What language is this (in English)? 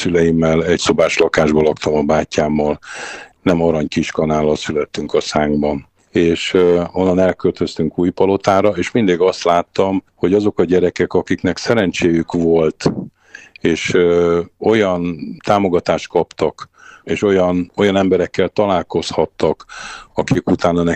Hungarian